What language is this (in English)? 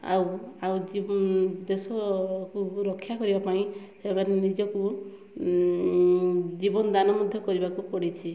Odia